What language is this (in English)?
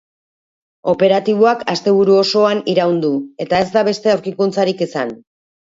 Basque